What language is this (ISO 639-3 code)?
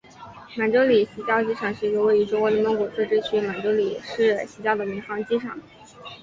zho